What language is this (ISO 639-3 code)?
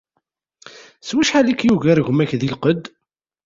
kab